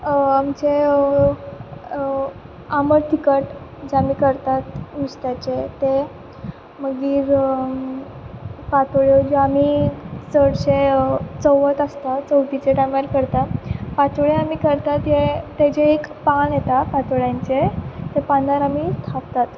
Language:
Konkani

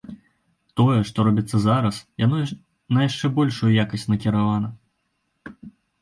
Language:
Belarusian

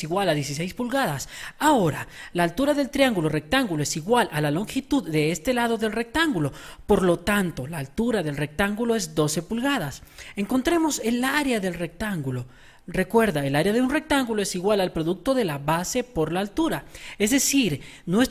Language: Spanish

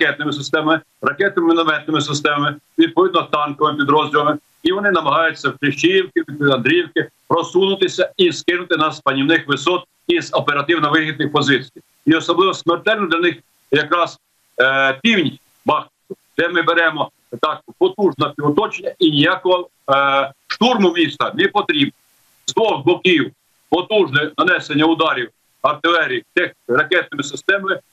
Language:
Ukrainian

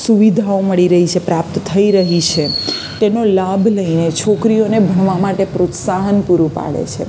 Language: Gujarati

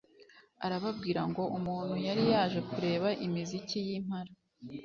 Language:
Kinyarwanda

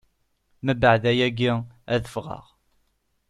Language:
Kabyle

